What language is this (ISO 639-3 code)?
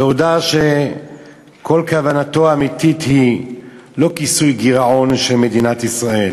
heb